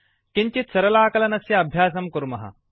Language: Sanskrit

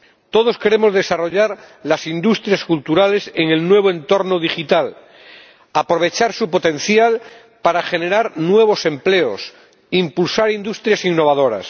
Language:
Spanish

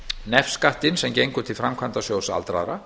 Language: Icelandic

